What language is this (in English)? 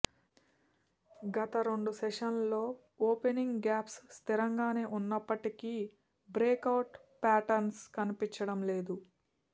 Telugu